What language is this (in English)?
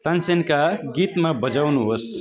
Nepali